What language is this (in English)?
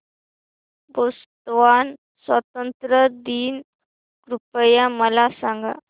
Marathi